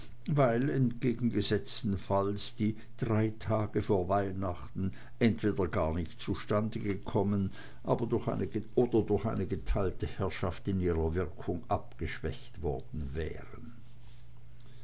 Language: German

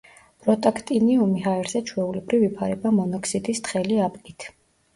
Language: Georgian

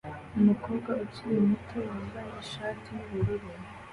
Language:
Kinyarwanda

